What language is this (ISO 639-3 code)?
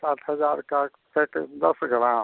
hin